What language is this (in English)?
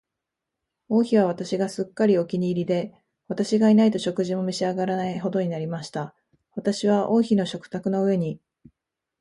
Japanese